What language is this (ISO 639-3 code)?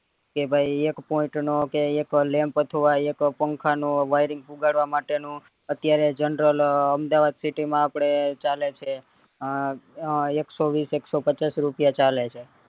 guj